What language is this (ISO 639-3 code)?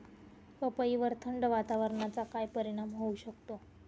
mar